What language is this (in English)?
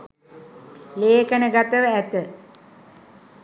Sinhala